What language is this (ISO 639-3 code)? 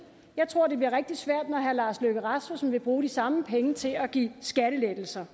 dan